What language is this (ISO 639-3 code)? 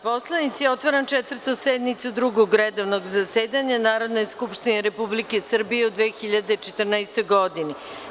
srp